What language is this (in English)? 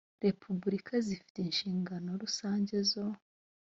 Kinyarwanda